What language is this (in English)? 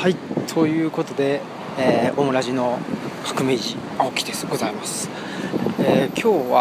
Japanese